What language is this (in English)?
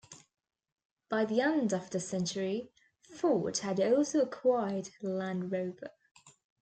English